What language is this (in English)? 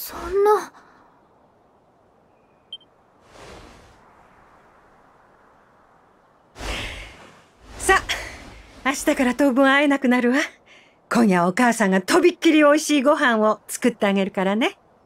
Japanese